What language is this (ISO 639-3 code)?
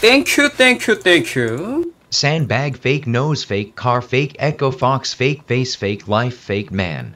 kor